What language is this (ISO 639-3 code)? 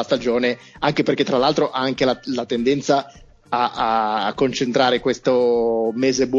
ita